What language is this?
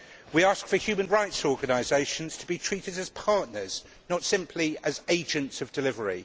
English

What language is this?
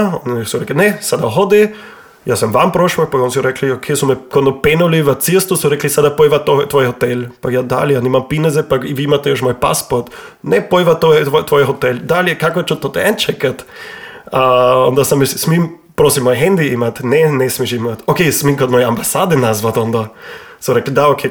Croatian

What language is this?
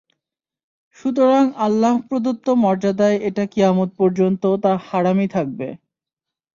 Bangla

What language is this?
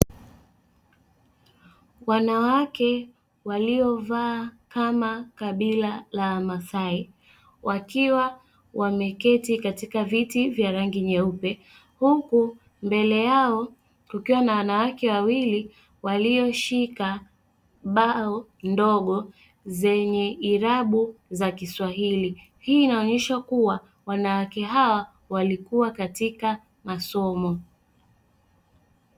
Swahili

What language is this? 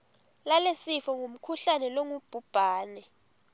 Swati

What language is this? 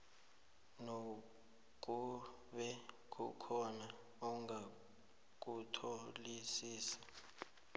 South Ndebele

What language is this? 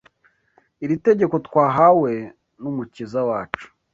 Kinyarwanda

